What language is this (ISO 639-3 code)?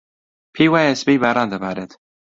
ckb